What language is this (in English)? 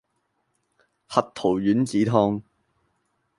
Cantonese